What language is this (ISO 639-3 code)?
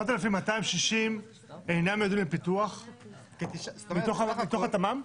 heb